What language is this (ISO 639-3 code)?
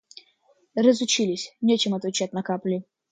rus